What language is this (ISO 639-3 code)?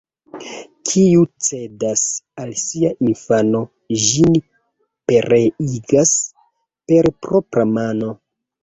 epo